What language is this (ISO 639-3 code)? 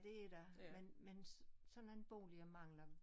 dan